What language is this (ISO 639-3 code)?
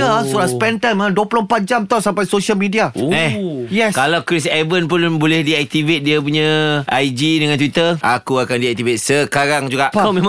msa